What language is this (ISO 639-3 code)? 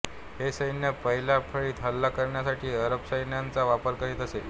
mar